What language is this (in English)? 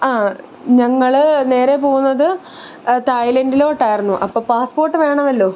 Malayalam